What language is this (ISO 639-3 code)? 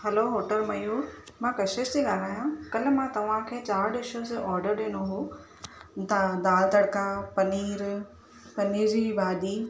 snd